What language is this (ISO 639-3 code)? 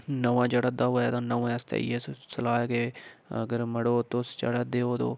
doi